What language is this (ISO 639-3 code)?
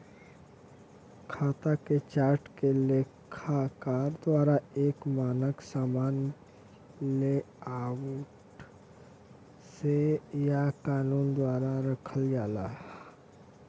bho